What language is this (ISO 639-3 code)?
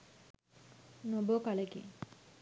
sin